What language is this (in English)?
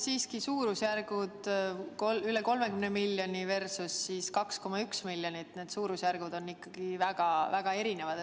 Estonian